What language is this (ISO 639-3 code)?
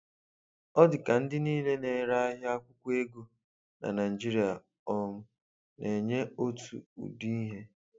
ibo